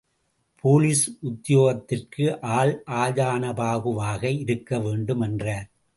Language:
Tamil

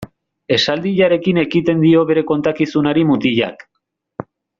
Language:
Basque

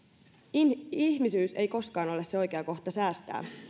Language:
Finnish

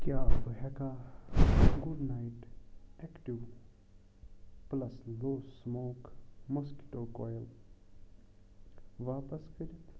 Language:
Kashmiri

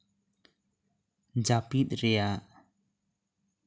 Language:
Santali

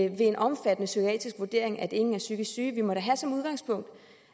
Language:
Danish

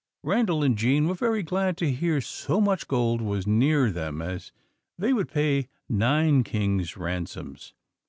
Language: English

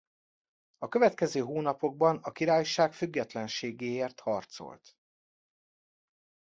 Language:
Hungarian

